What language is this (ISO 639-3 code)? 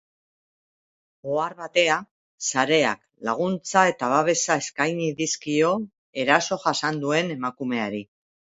eus